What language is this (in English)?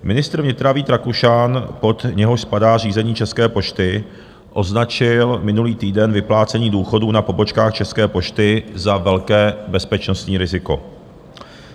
Czech